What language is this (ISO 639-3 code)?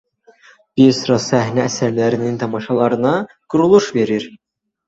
aze